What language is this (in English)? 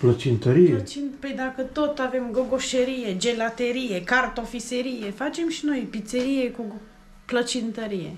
Romanian